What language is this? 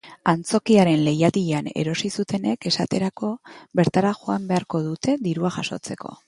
Basque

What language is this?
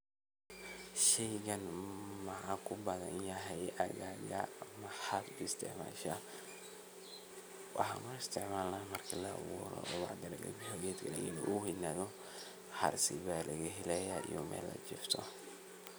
Somali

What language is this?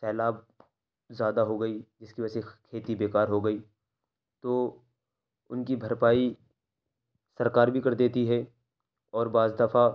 Urdu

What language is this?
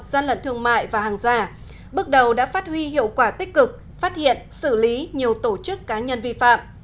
Vietnamese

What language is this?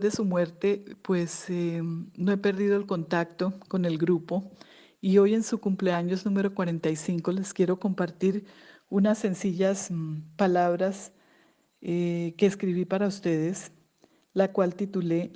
Spanish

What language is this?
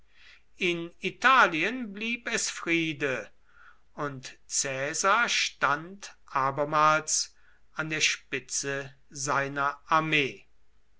German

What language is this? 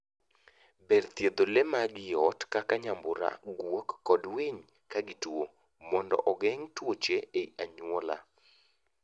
Luo (Kenya and Tanzania)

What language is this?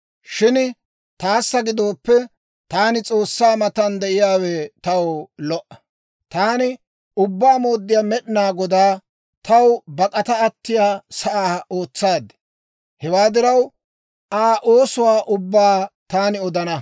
Dawro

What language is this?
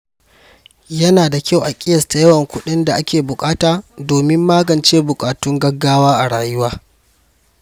Hausa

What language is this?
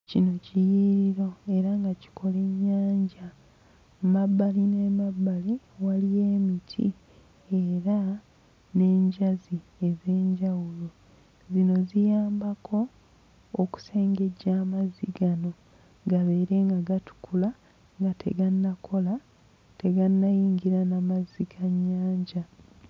Ganda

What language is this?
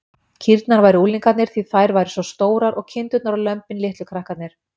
Icelandic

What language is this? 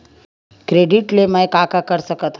Chhattisgarhi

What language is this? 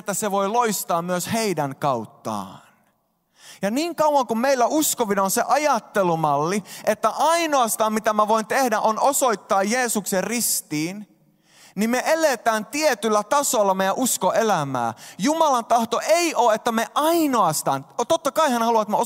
Finnish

